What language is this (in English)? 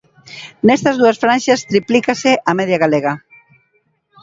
Galician